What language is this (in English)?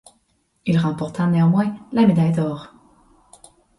French